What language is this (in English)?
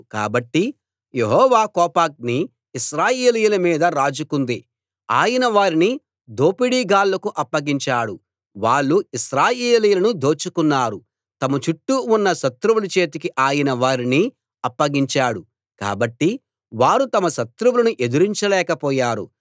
Telugu